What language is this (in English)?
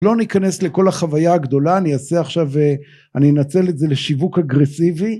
Hebrew